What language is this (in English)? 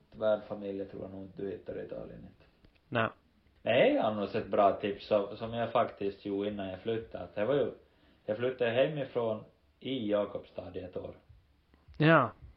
Swedish